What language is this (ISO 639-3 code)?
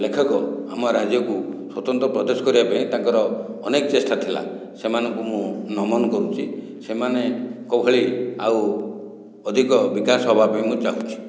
ori